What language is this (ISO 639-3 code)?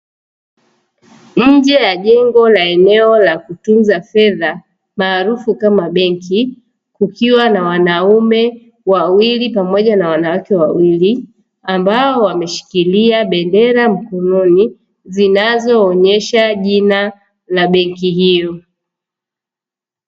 swa